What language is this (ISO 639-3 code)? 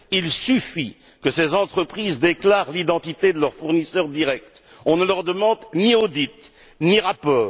fra